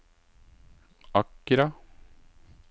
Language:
Norwegian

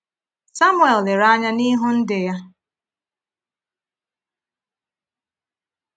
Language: Igbo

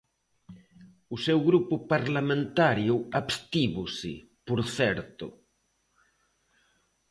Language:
Galician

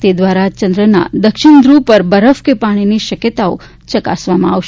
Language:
Gujarati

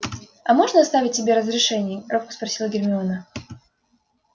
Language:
Russian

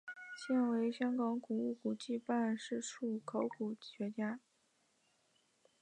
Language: Chinese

